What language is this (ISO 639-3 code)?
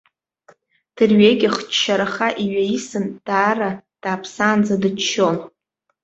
abk